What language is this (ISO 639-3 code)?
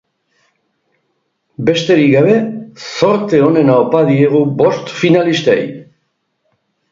eus